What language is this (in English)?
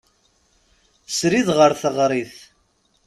Kabyle